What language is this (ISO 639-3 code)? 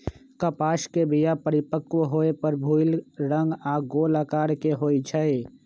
mag